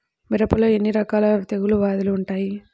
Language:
Telugu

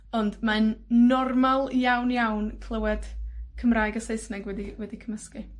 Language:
Welsh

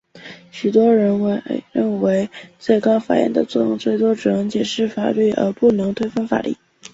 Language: Chinese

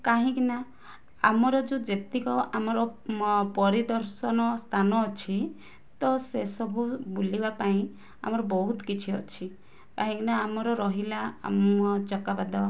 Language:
Odia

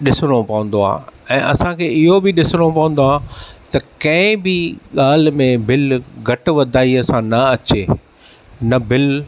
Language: Sindhi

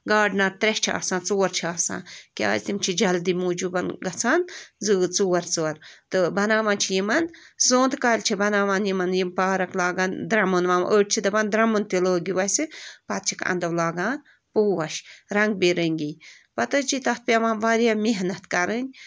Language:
Kashmiri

